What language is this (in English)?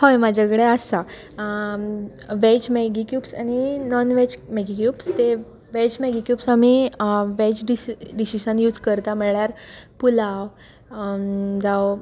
Konkani